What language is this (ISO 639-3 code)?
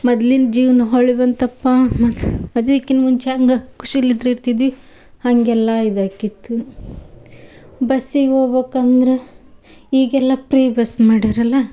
kan